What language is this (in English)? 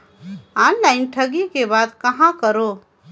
Chhattisgarhi